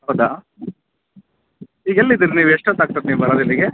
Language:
Kannada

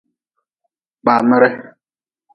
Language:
Nawdm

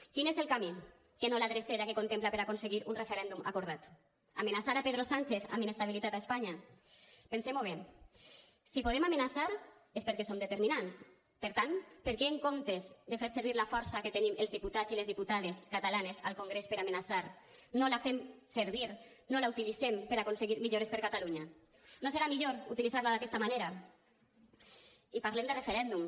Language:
Catalan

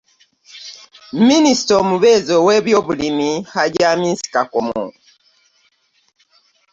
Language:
Ganda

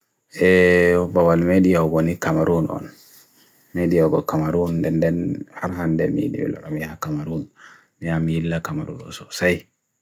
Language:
Bagirmi Fulfulde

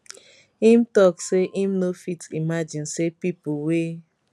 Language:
Nigerian Pidgin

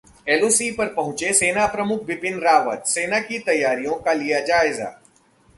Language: Hindi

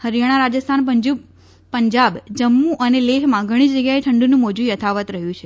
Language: Gujarati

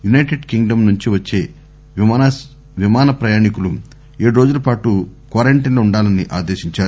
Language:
Telugu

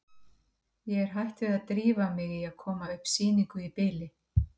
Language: Icelandic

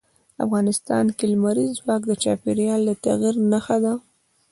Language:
Pashto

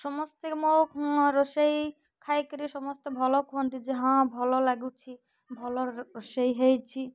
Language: Odia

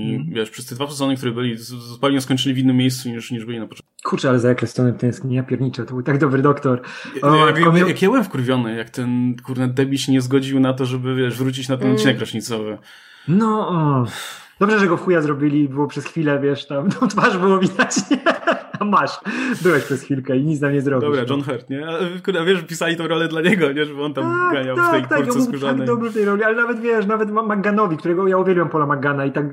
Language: Polish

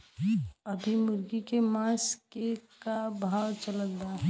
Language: Bhojpuri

